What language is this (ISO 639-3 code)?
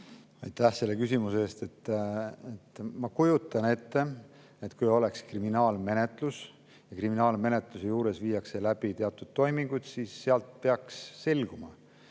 est